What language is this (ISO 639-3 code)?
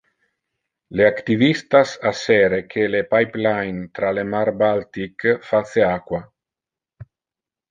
ina